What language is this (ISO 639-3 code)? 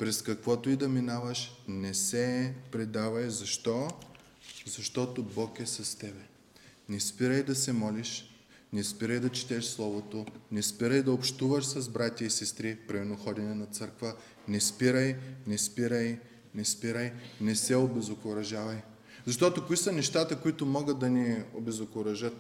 bul